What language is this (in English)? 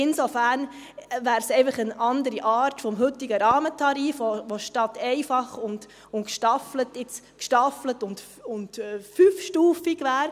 Swiss German